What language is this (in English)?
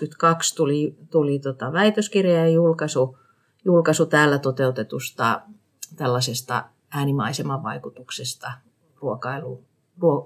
Finnish